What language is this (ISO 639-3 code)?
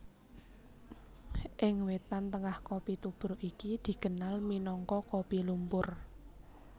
jav